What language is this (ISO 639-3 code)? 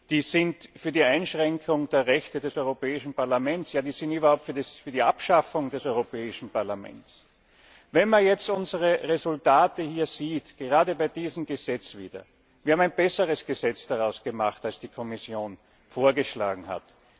deu